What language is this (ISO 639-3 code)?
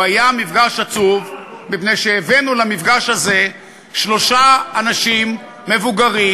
heb